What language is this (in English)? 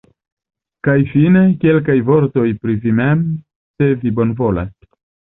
Esperanto